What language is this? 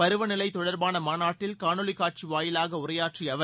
Tamil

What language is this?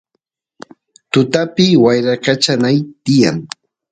Santiago del Estero Quichua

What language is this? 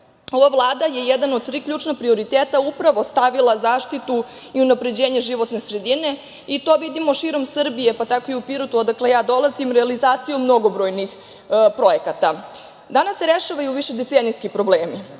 Serbian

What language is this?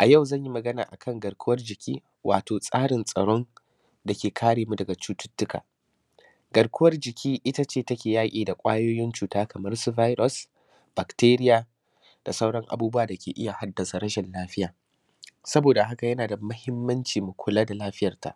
Hausa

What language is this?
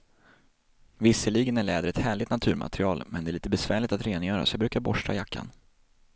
Swedish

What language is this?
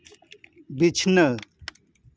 Santali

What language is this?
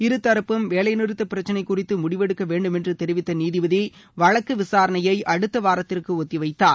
Tamil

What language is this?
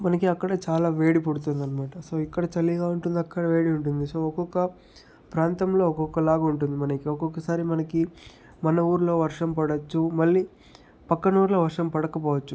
Telugu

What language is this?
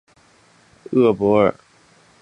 Chinese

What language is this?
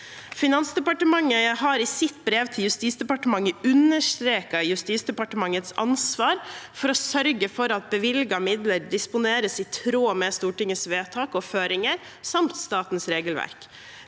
Norwegian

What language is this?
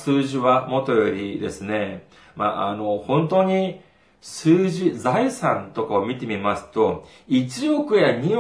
Japanese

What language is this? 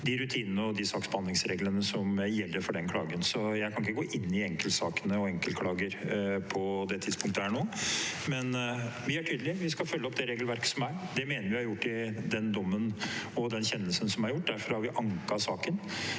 Norwegian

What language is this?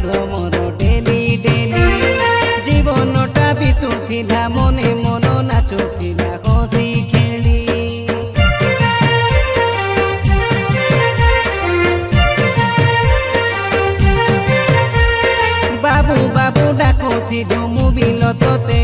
Indonesian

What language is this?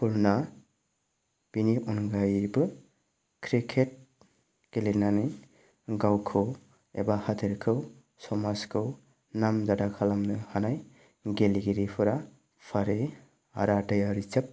Bodo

